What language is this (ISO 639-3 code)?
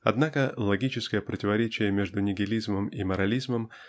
rus